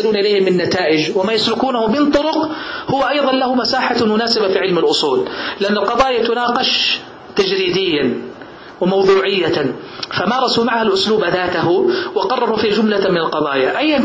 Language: Arabic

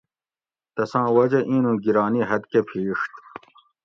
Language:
Gawri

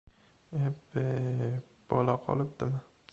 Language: Uzbek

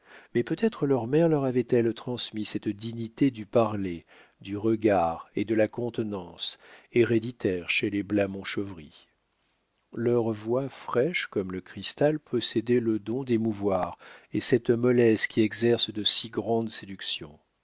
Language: French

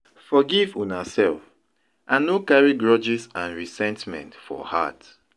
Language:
Nigerian Pidgin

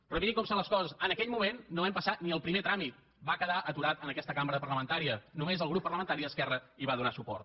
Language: Catalan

